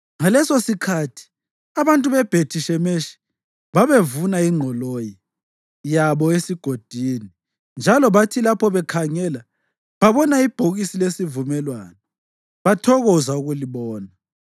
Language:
North Ndebele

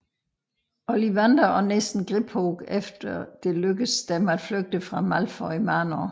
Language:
Danish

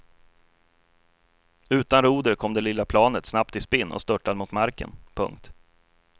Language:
Swedish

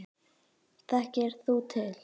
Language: Icelandic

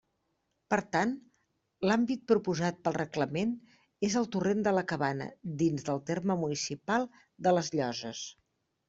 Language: Catalan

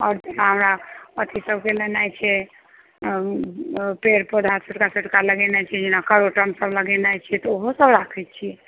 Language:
Maithili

